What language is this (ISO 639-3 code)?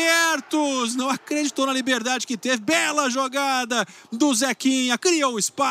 por